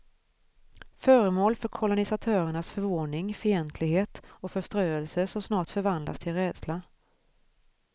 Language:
Swedish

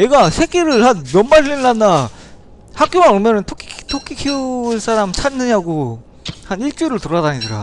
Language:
Korean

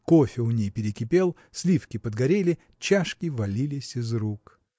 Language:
Russian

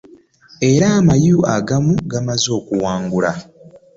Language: Ganda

